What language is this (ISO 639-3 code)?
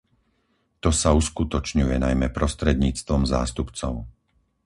slk